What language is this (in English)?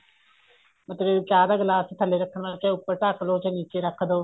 Punjabi